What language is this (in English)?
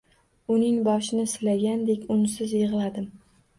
Uzbek